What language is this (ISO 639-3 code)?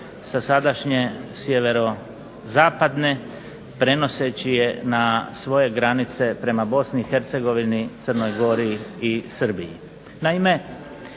hrv